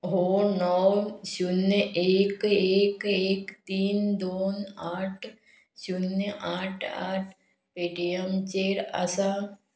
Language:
Konkani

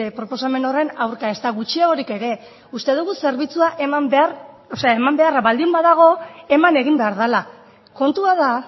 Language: Basque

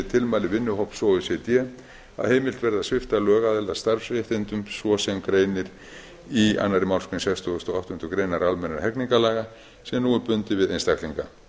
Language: Icelandic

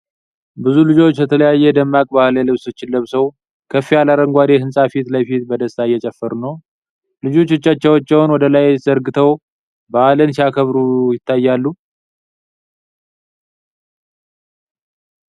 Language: Amharic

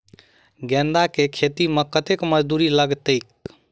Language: Maithili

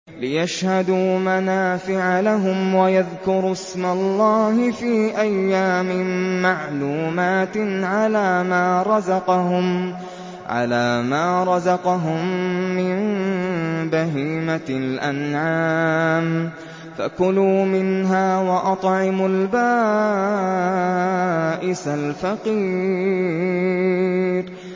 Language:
Arabic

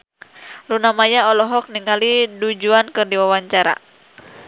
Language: Sundanese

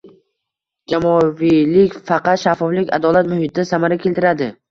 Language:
Uzbek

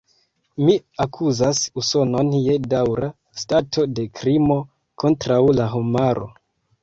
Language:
Esperanto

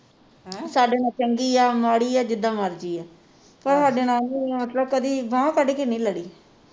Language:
Punjabi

